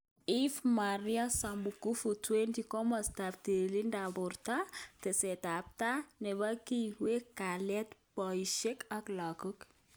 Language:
Kalenjin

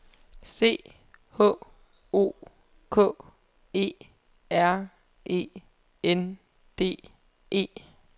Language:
Danish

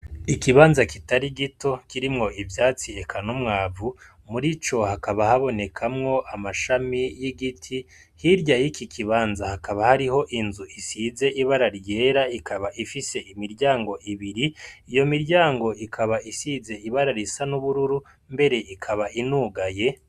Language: Rundi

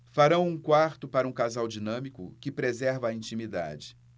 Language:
Portuguese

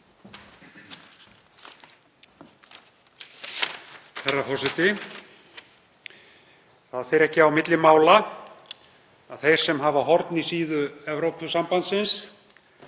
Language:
Icelandic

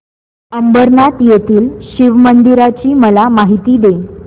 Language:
Marathi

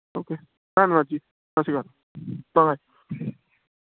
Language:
Punjabi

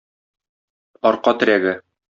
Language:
Tatar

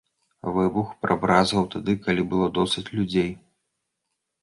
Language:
Belarusian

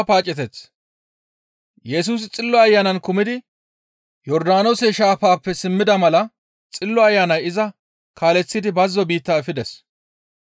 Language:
Gamo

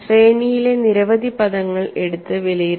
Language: Malayalam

